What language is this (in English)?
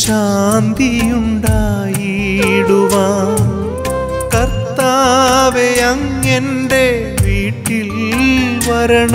Hindi